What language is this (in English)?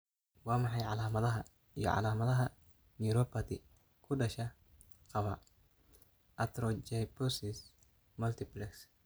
Somali